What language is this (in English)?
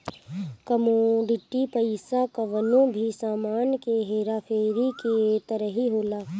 Bhojpuri